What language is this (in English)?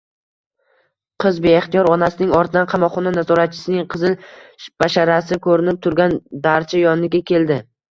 Uzbek